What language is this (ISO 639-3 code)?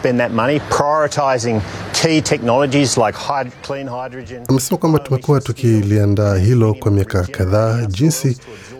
swa